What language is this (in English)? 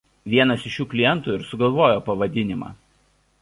Lithuanian